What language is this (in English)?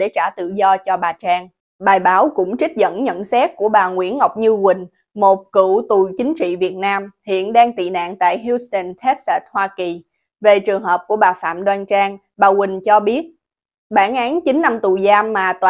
Vietnamese